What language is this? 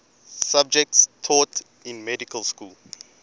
English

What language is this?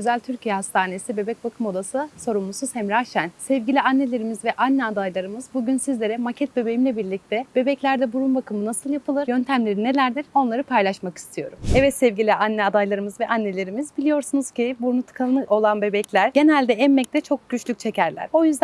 Turkish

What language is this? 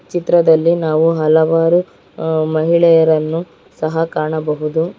Kannada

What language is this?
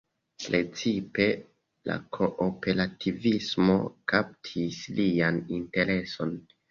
Esperanto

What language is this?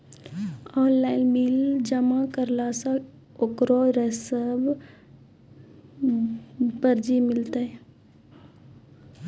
Maithili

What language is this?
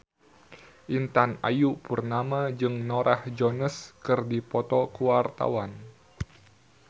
Sundanese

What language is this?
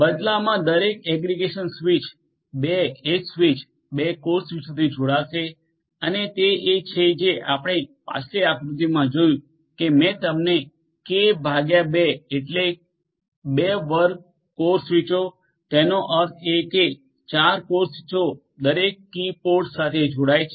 Gujarati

